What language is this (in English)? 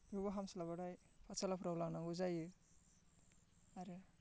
Bodo